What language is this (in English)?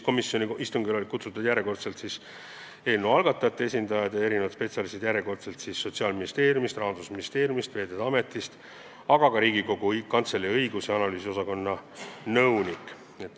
Estonian